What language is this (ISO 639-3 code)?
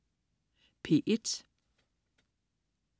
dan